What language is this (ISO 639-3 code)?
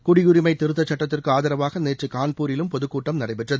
tam